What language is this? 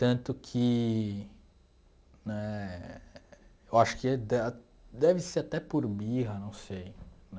Portuguese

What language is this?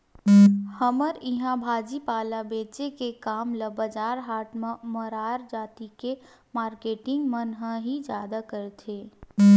Chhattisgarhi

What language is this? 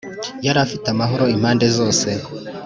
Kinyarwanda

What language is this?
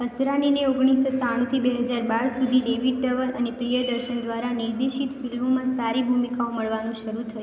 Gujarati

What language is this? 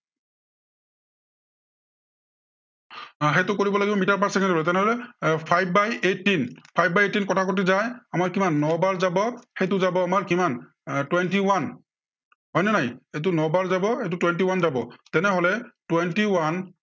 Assamese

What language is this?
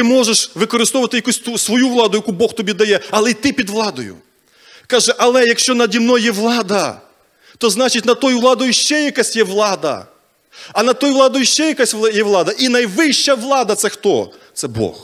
Ukrainian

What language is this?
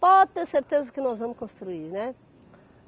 Portuguese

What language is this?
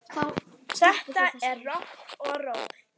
Icelandic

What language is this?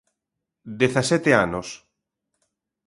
Galician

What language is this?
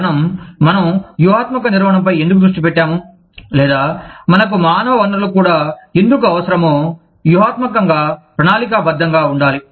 Telugu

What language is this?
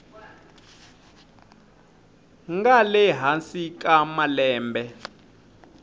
Tsonga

